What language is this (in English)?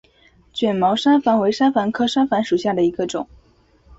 Chinese